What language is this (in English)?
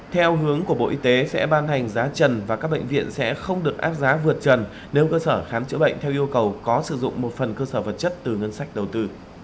Vietnamese